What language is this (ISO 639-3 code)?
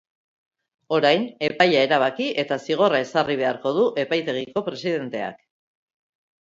eus